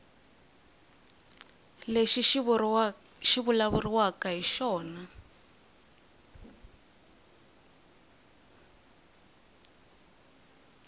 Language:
Tsonga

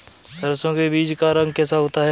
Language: Hindi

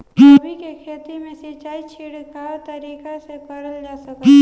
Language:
Bhojpuri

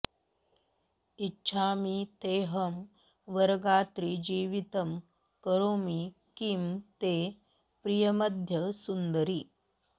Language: Sanskrit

